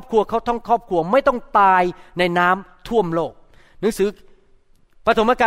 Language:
Thai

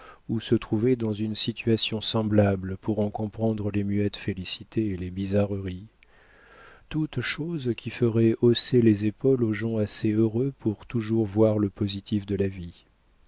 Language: French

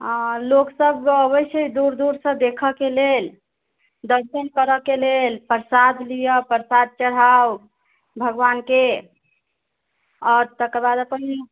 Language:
Maithili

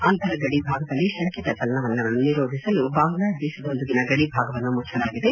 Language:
Kannada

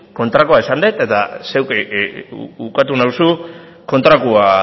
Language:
Basque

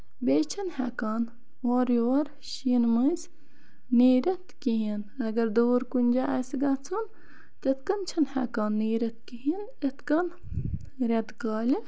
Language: Kashmiri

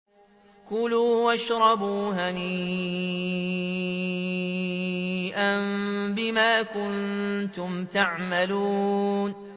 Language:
Arabic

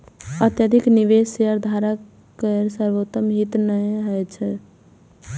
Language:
Maithili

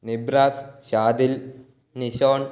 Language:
Malayalam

